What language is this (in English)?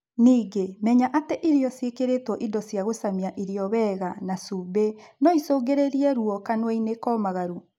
Kikuyu